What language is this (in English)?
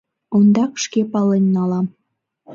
Mari